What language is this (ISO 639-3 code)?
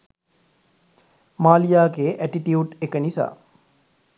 sin